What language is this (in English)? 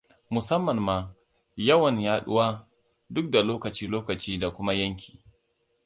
Hausa